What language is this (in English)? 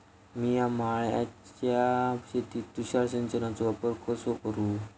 Marathi